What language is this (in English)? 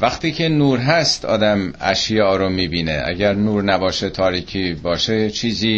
Persian